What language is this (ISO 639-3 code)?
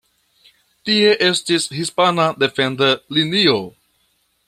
epo